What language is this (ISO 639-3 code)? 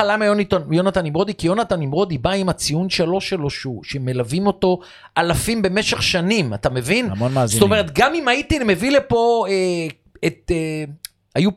heb